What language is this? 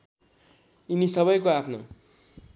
Nepali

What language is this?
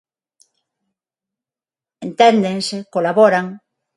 Galician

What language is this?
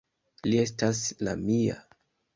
Esperanto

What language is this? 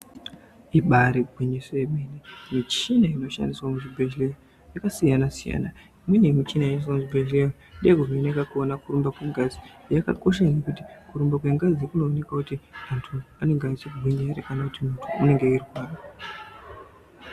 Ndau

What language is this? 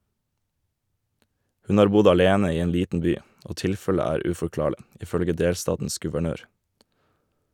Norwegian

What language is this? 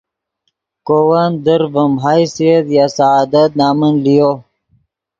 Yidgha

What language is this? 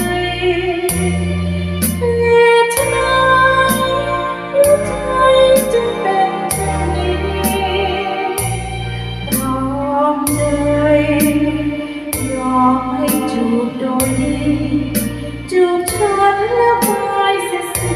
Thai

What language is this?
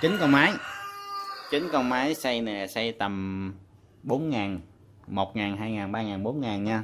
Vietnamese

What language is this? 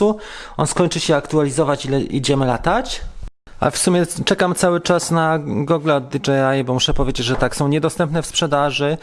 Polish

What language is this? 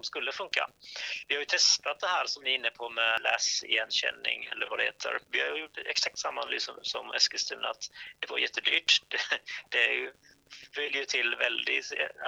Swedish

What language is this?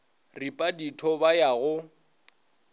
Northern Sotho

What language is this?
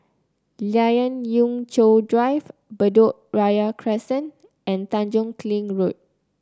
English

